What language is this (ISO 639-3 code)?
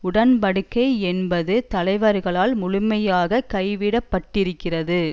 tam